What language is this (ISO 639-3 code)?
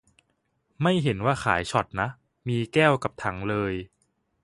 tha